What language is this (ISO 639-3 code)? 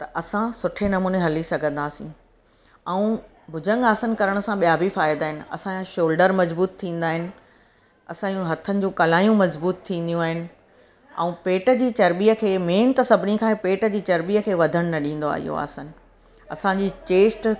snd